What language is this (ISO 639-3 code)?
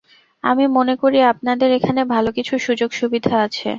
ben